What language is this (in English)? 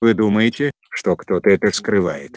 Russian